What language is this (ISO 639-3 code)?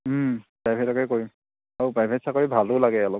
asm